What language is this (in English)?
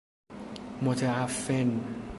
Persian